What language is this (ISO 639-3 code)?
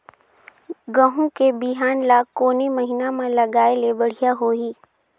hne